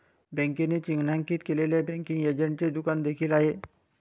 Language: Marathi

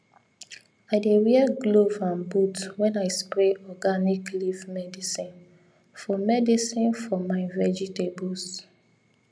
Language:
Nigerian Pidgin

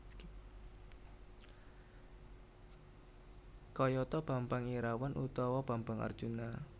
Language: Javanese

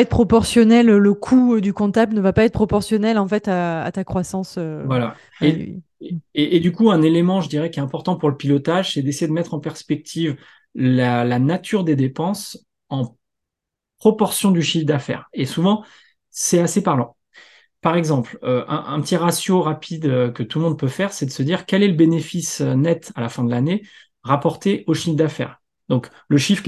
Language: French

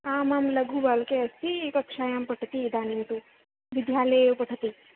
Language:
Sanskrit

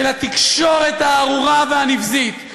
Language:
Hebrew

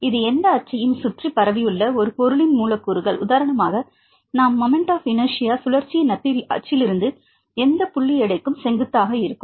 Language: Tamil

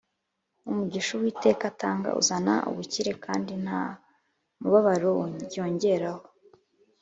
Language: Kinyarwanda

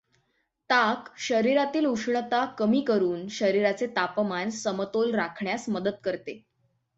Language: Marathi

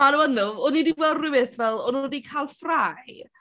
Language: Welsh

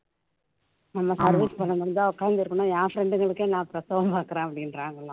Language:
Tamil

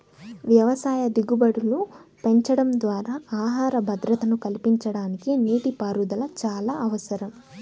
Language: Telugu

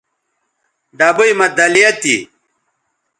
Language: Bateri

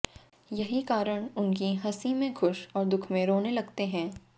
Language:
Hindi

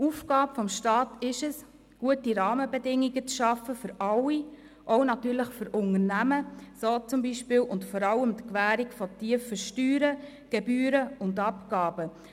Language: Swiss German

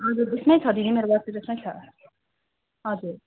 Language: Nepali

